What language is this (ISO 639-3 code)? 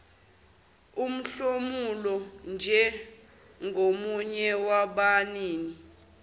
zul